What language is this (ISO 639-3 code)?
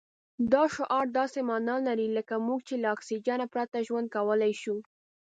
pus